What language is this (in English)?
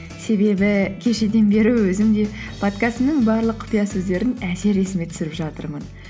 Kazakh